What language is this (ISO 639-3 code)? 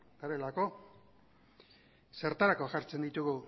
eus